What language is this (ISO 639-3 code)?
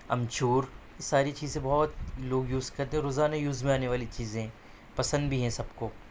urd